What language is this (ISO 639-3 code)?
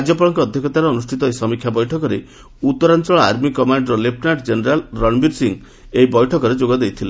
ori